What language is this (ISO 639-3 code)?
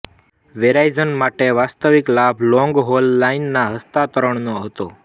guj